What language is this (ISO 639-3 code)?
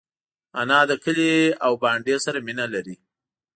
pus